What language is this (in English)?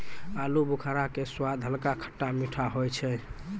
Maithili